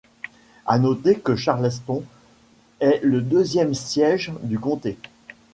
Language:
French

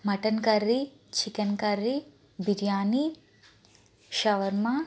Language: Telugu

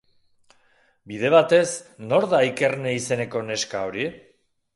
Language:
Basque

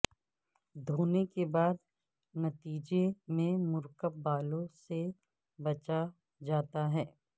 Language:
Urdu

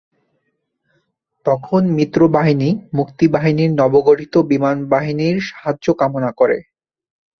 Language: Bangla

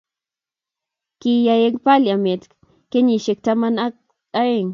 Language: Kalenjin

